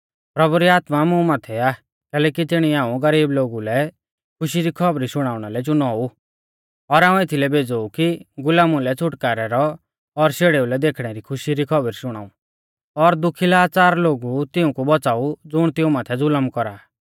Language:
Mahasu Pahari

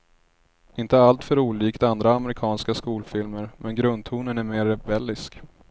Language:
Swedish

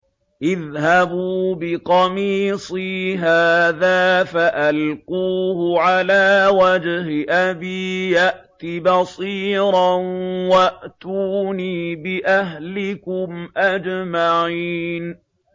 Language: Arabic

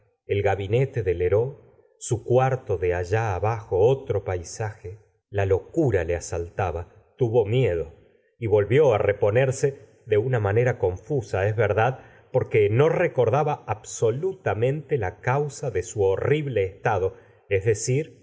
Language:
Spanish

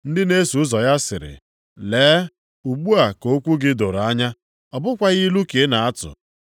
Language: Igbo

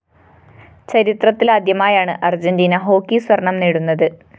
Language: Malayalam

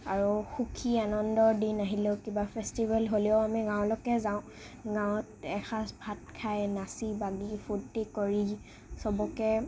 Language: Assamese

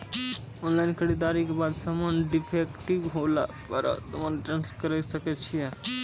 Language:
Maithili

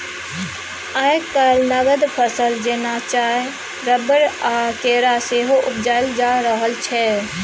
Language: Maithili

